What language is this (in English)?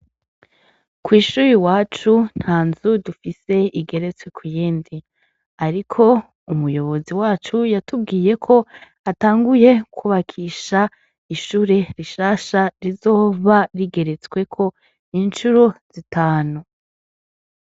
Rundi